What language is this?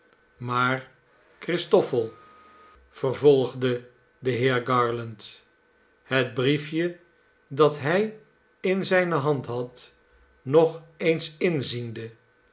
Dutch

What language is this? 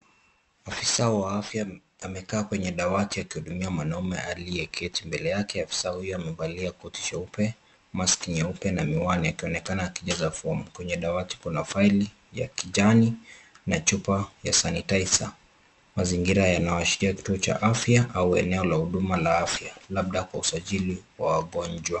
Swahili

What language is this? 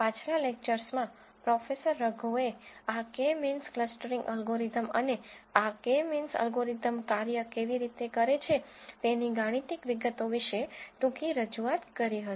Gujarati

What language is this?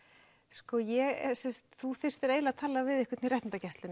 Icelandic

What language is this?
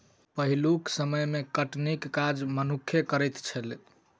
Maithili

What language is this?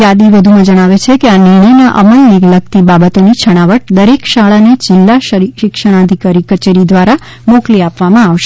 Gujarati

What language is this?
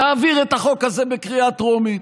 Hebrew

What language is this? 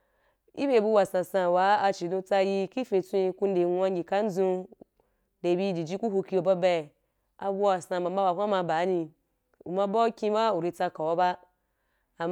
Wapan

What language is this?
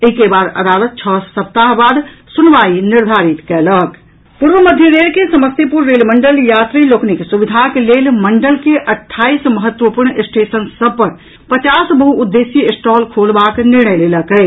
Maithili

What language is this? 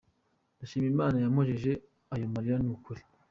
Kinyarwanda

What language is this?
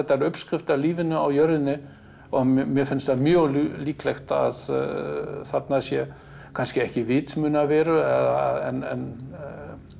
Icelandic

